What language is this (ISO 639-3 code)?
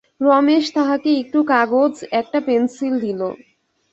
ben